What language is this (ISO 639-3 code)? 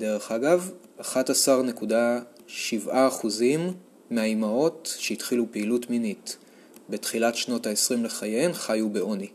heb